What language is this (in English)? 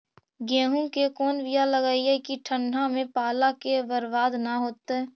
Magahi